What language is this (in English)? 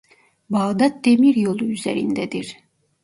Turkish